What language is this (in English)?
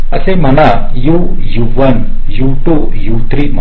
Marathi